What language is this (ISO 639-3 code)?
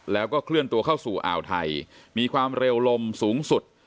tha